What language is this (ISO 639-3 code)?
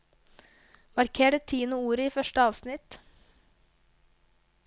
nor